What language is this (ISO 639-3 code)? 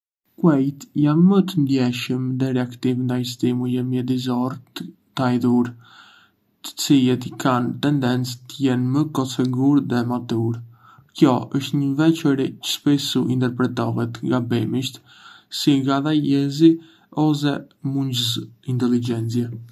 aae